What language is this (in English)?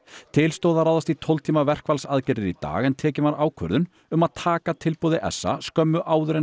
Icelandic